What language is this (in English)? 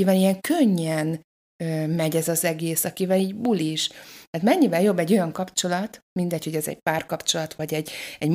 Hungarian